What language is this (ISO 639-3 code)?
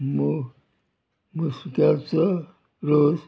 kok